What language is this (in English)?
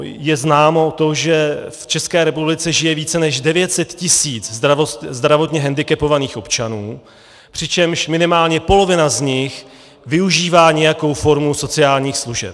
Czech